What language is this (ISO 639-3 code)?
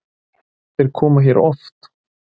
isl